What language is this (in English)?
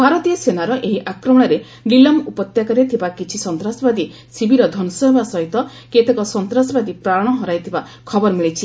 Odia